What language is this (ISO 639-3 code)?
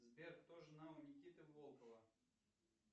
rus